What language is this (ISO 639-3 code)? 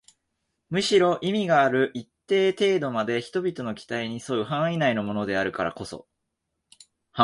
jpn